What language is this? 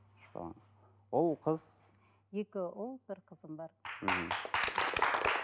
Kazakh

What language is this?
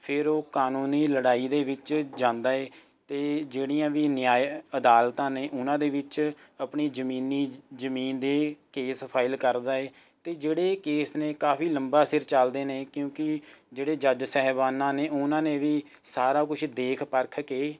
Punjabi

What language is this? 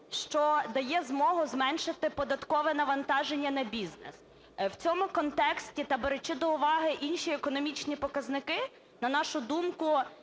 Ukrainian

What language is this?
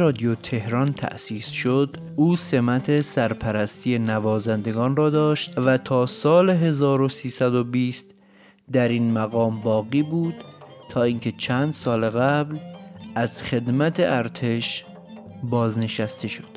Persian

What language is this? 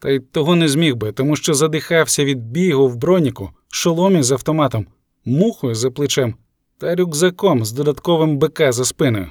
Ukrainian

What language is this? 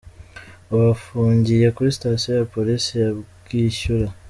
Kinyarwanda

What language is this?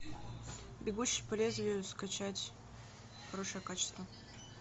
Russian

